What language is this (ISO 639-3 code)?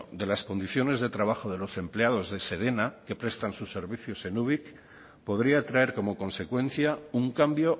spa